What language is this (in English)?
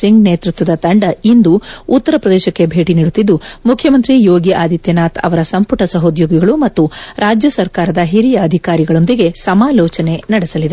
Kannada